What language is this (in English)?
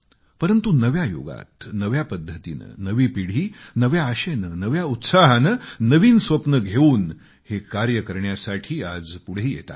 Marathi